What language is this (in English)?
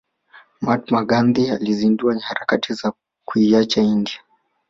Swahili